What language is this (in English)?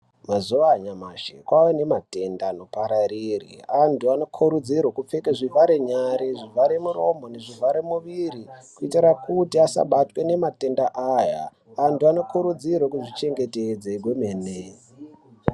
Ndau